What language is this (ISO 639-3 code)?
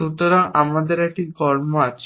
ben